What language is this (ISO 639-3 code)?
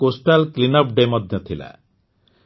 ori